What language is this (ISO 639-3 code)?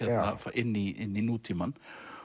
isl